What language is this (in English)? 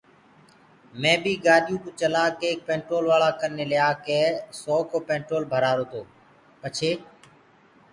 Gurgula